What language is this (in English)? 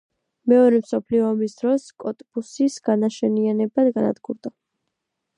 Georgian